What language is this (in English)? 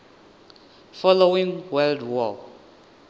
Venda